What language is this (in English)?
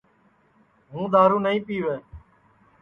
Sansi